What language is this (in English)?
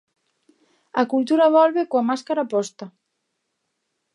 Galician